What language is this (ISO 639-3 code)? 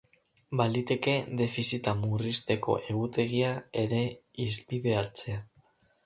eus